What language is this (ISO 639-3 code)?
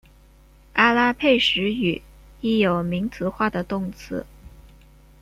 zho